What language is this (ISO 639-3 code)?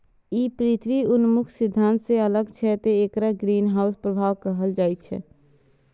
mai